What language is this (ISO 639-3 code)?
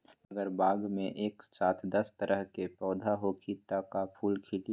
mag